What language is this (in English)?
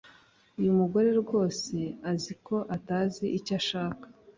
Kinyarwanda